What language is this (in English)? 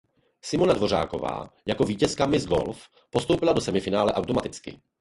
Czech